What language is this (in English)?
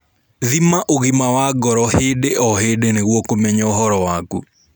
Kikuyu